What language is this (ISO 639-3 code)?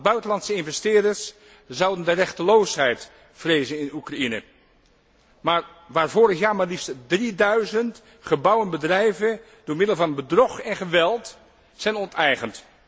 nld